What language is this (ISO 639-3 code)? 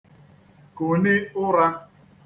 ibo